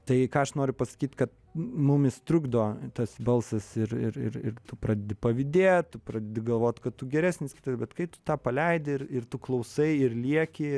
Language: Lithuanian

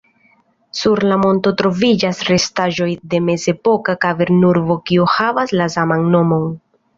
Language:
Esperanto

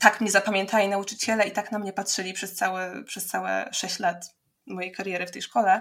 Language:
Polish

